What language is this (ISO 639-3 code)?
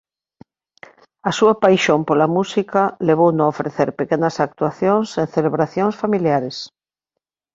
glg